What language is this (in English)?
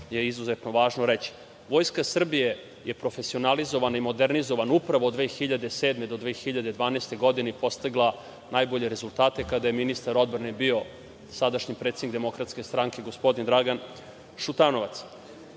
Serbian